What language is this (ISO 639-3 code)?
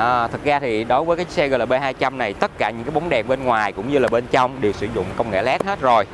vie